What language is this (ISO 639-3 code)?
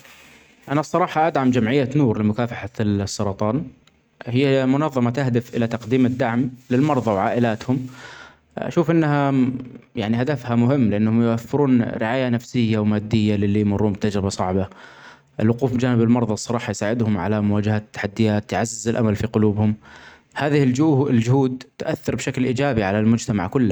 acx